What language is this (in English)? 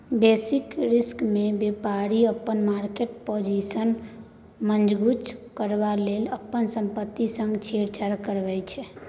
Maithili